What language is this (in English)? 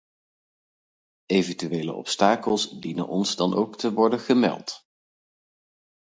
Dutch